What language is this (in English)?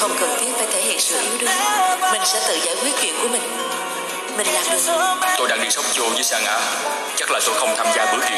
Vietnamese